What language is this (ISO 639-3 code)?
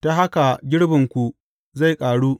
hau